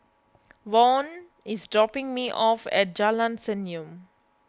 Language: English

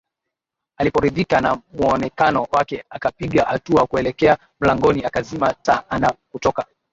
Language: Swahili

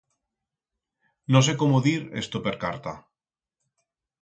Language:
Aragonese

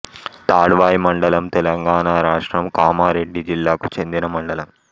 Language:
Telugu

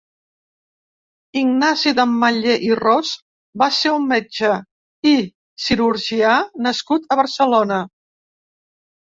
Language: Catalan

